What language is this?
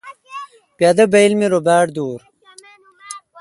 Kalkoti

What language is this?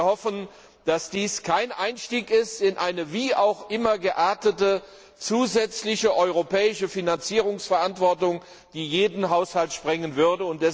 German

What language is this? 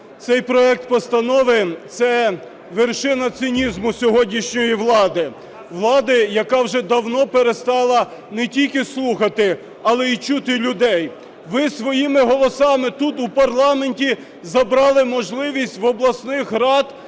Ukrainian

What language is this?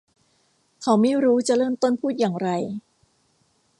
Thai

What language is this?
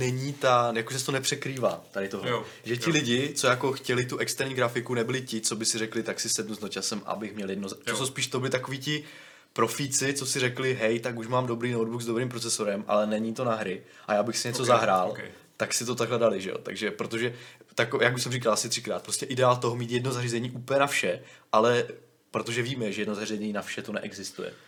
Czech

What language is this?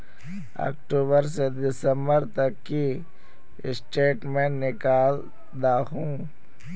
Magahi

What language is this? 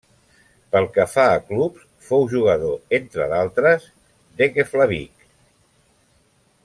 Catalan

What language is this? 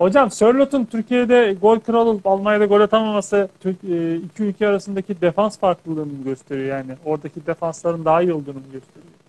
Turkish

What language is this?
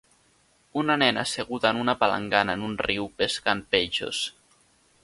Catalan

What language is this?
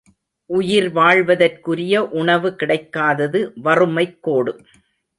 Tamil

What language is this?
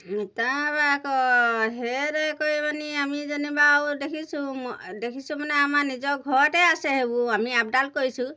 Assamese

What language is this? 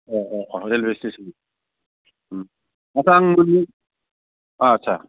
Bodo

